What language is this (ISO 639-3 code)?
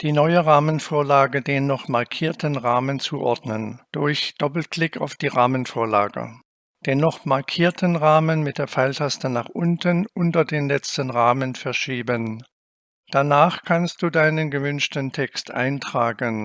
deu